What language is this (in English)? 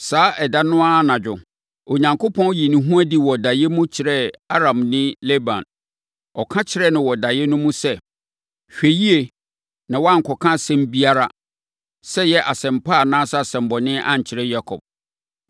Akan